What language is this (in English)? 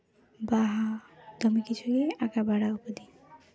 Santali